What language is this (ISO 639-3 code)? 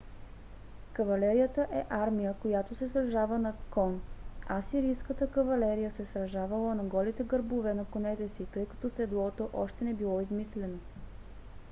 bul